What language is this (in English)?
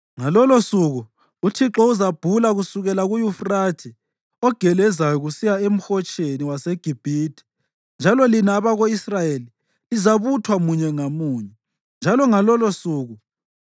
North Ndebele